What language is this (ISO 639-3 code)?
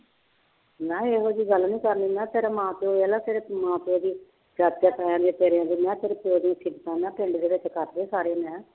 pan